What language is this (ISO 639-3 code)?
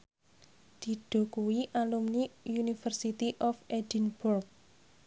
jav